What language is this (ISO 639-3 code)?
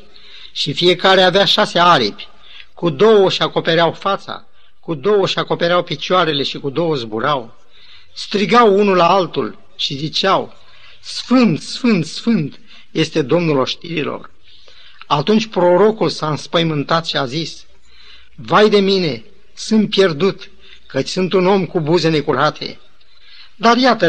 ron